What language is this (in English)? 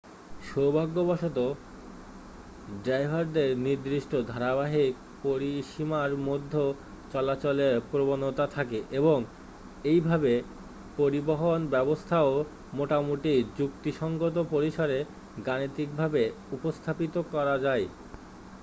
Bangla